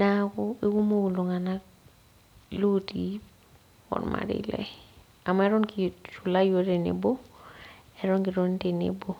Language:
Masai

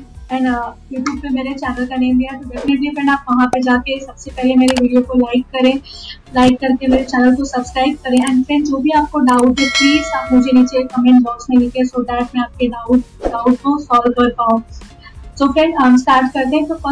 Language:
Hindi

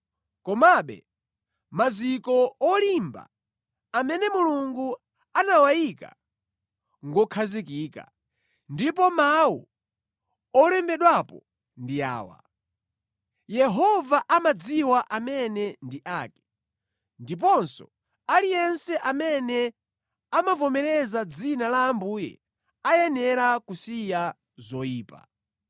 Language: Nyanja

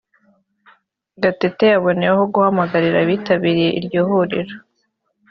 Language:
Kinyarwanda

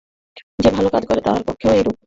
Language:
Bangla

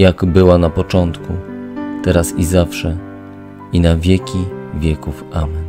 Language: Polish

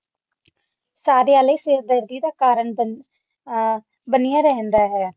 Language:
Punjabi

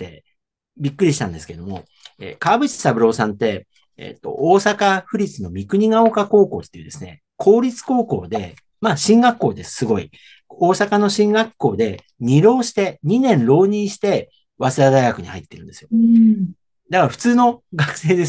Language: Japanese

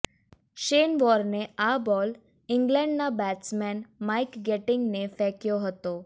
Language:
Gujarati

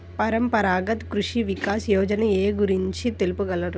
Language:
Telugu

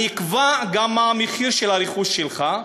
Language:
Hebrew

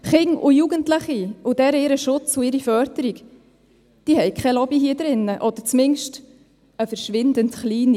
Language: Swiss German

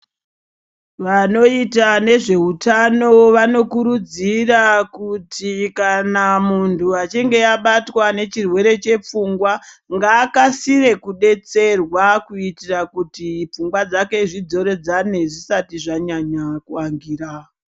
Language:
Ndau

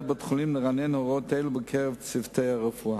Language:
Hebrew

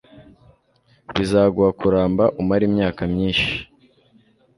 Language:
Kinyarwanda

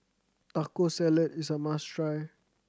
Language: English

